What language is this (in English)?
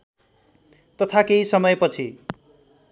Nepali